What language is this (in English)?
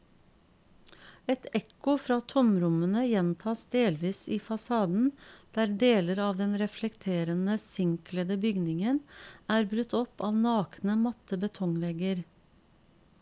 Norwegian